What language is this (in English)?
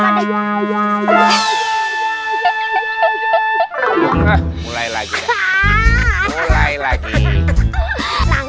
Indonesian